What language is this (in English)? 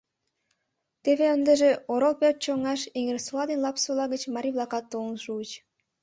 Mari